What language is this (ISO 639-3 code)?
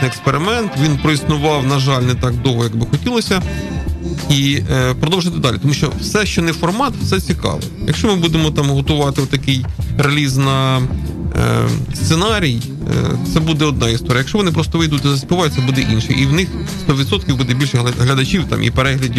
ukr